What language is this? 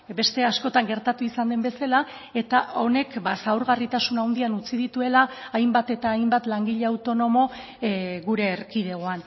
Basque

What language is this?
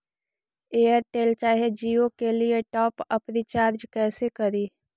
Magahi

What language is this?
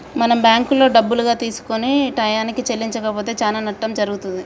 Telugu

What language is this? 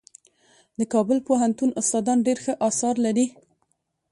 Pashto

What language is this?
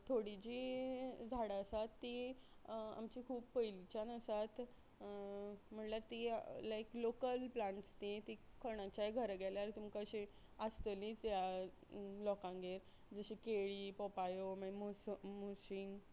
Konkani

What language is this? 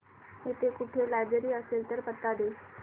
Marathi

